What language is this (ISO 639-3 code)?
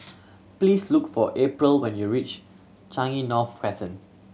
eng